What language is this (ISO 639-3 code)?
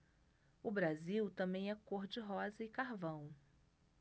por